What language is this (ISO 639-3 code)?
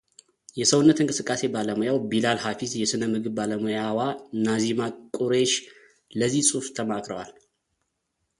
amh